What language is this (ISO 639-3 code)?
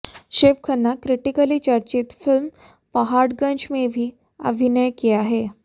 hin